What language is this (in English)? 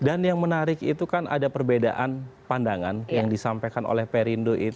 Indonesian